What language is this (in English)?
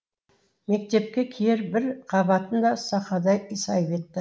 Kazakh